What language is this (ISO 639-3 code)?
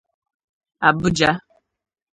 ibo